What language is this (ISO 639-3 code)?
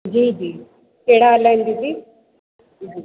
snd